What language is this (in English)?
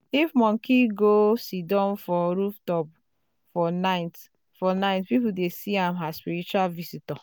Nigerian Pidgin